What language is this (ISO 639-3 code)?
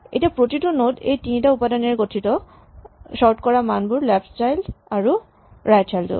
asm